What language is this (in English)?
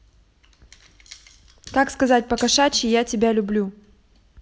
Russian